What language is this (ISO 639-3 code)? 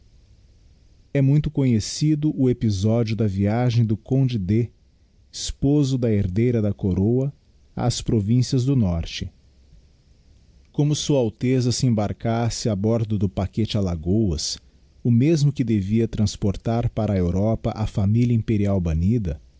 por